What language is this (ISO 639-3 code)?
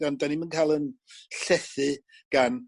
cym